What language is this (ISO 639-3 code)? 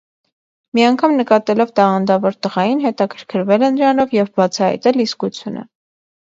hye